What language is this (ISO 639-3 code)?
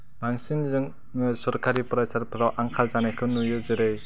brx